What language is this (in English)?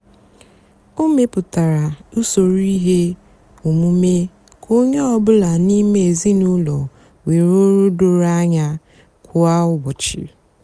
Igbo